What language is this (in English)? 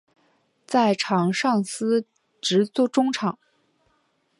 Chinese